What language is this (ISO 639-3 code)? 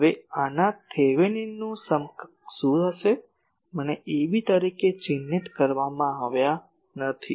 guj